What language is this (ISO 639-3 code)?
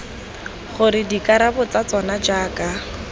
tsn